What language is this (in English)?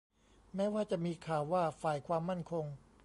Thai